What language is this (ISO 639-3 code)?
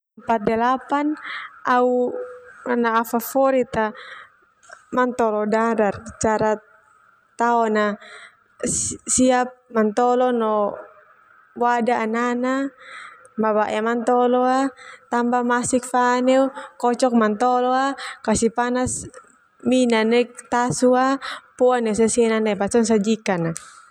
twu